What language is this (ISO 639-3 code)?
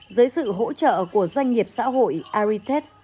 vie